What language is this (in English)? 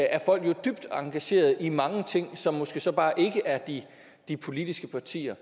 Danish